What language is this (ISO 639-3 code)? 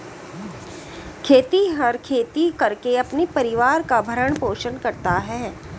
hin